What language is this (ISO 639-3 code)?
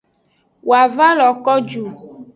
ajg